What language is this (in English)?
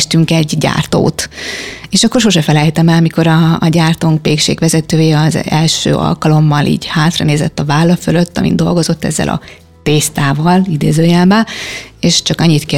Hungarian